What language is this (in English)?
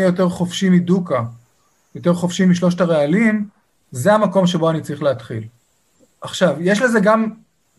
Hebrew